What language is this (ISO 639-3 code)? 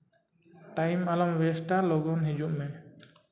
sat